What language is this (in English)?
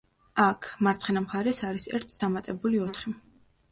Georgian